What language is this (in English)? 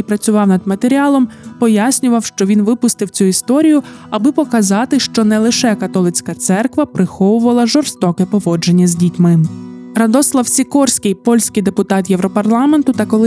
Ukrainian